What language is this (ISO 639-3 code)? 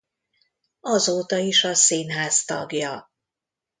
hun